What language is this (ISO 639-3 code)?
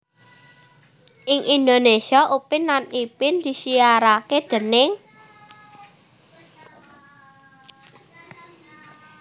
jav